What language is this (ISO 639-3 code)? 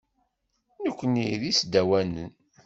kab